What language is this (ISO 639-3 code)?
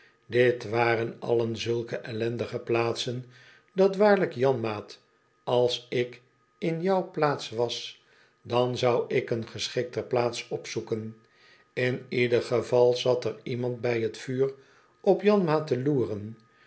nld